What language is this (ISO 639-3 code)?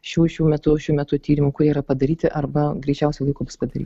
lit